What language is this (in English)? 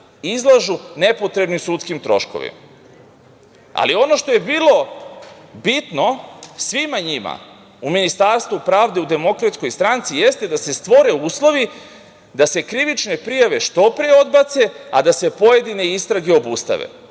Serbian